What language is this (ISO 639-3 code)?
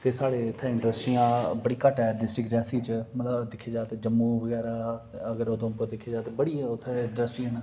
doi